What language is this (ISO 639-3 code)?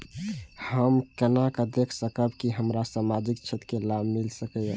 mai